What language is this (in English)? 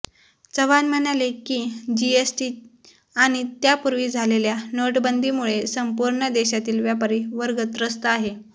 Marathi